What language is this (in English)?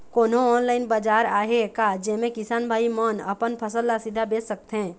Chhattisgarhi